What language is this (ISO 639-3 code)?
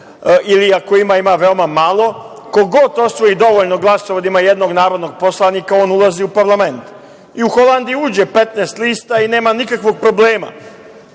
srp